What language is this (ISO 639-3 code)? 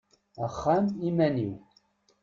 kab